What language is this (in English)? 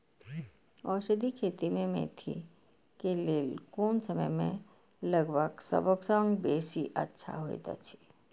Maithili